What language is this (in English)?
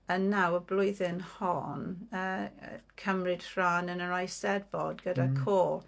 Welsh